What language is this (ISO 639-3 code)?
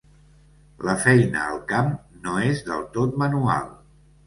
cat